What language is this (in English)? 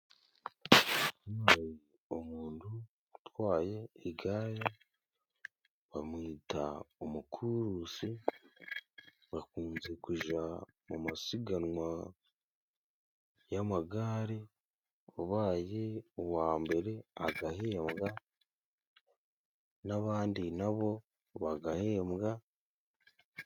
Kinyarwanda